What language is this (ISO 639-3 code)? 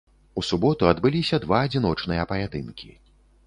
bel